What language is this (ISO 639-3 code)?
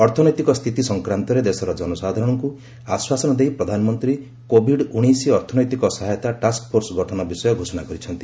ori